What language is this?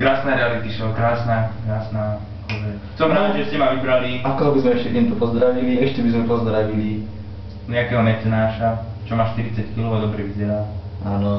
Slovak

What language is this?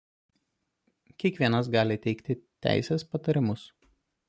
Lithuanian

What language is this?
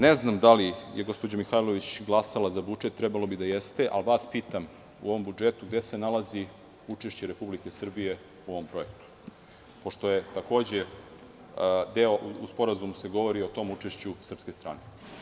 Serbian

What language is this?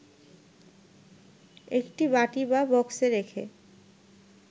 Bangla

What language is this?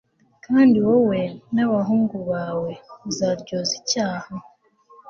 Kinyarwanda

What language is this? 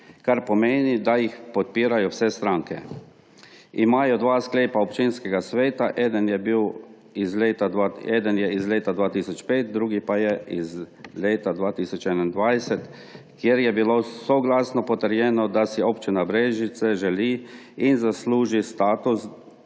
Slovenian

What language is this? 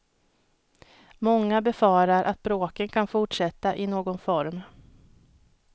Swedish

